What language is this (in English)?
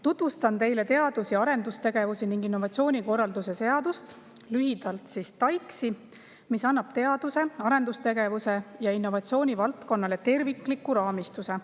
Estonian